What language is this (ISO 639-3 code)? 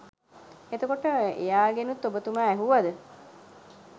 sin